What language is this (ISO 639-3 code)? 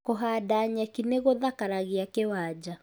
kik